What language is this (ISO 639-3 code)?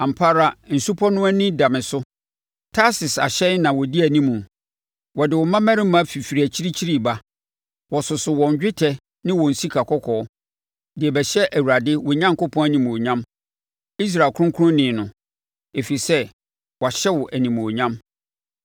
aka